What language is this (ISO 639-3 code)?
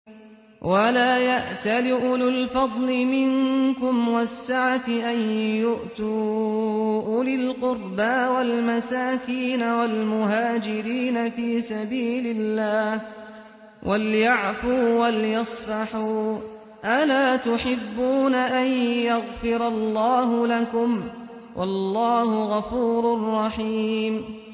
ara